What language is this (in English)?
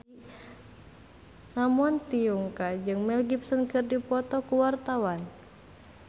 Sundanese